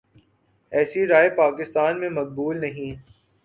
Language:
Urdu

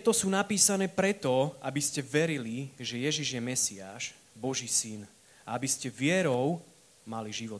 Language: Slovak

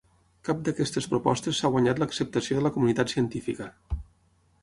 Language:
Catalan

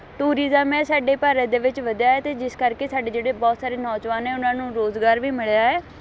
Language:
Punjabi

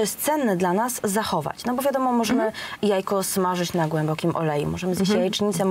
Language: Polish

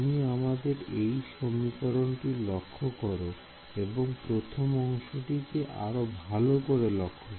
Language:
Bangla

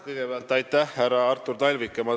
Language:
Estonian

